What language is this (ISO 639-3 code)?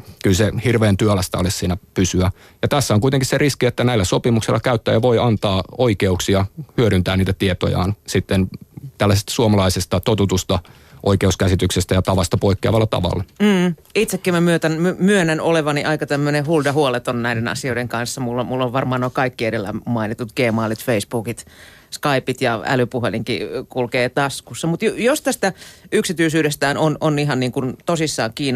fin